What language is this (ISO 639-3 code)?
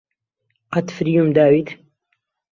ckb